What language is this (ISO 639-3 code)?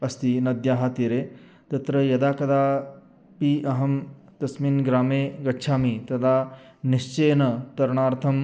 san